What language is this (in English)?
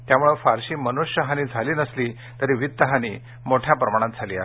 Marathi